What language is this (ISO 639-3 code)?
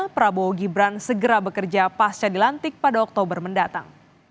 ind